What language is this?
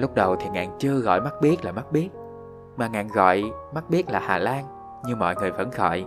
Vietnamese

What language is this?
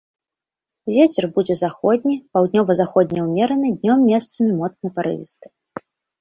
Belarusian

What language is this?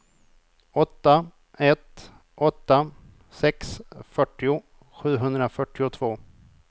Swedish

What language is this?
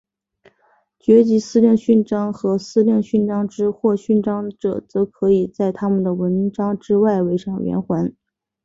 Chinese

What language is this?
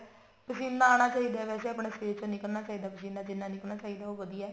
Punjabi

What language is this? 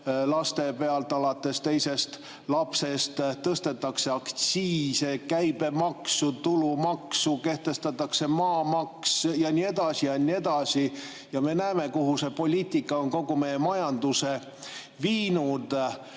Estonian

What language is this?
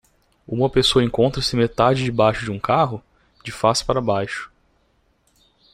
Portuguese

